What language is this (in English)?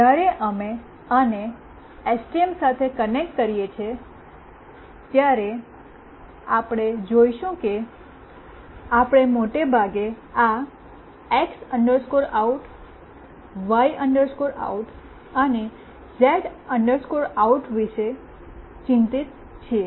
Gujarati